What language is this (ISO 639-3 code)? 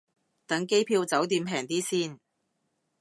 yue